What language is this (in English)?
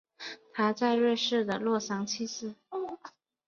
Chinese